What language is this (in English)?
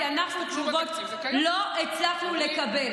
Hebrew